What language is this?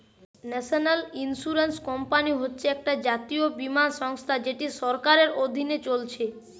Bangla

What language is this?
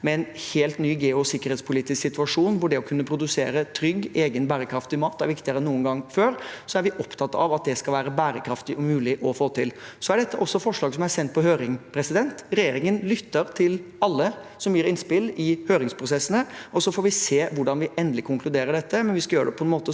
Norwegian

